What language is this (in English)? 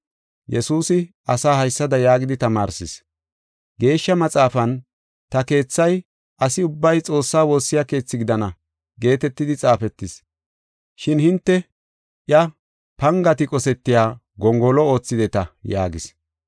Gofa